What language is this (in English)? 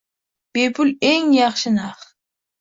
Uzbek